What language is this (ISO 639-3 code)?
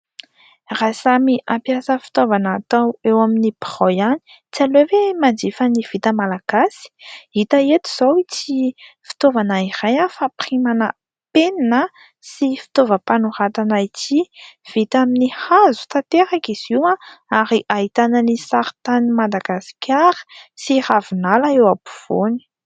mlg